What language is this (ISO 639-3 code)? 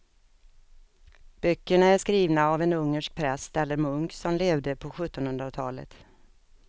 swe